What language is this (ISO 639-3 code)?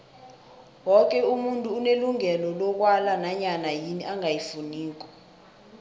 nbl